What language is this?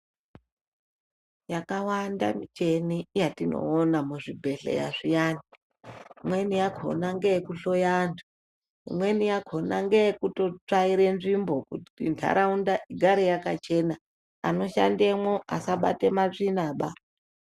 Ndau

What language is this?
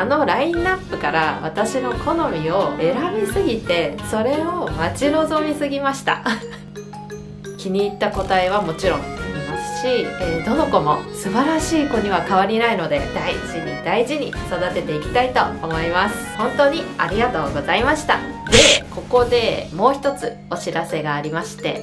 Japanese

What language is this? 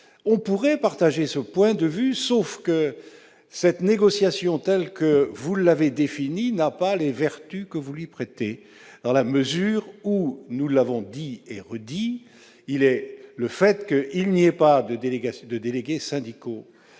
French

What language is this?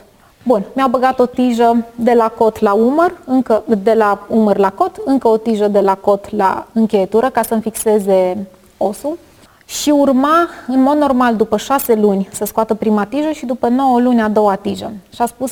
Romanian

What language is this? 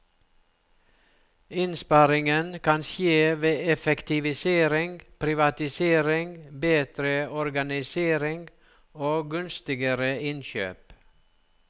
Norwegian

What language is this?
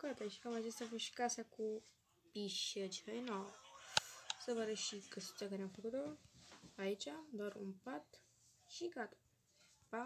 Romanian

